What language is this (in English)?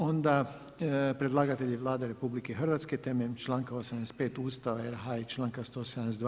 Croatian